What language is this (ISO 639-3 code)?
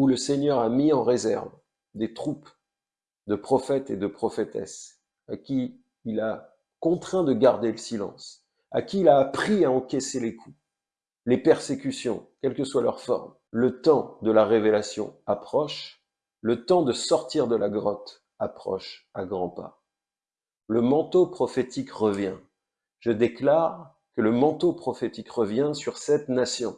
fra